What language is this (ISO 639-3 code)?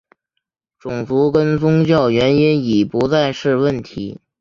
zho